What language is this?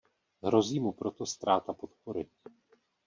Czech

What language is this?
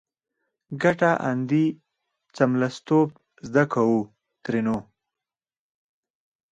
Pashto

